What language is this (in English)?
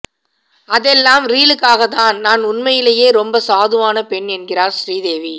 Tamil